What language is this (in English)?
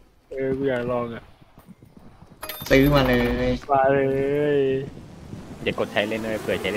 Thai